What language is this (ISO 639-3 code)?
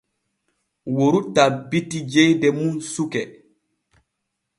fue